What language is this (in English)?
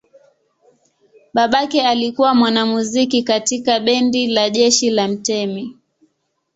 Swahili